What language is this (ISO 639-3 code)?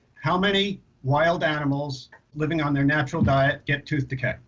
eng